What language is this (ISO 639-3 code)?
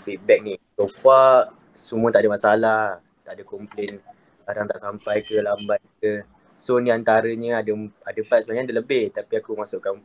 msa